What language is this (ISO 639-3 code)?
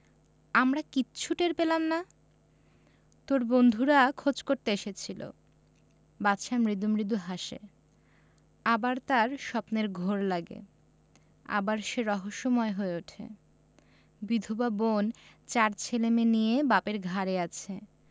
ben